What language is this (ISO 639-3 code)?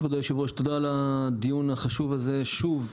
heb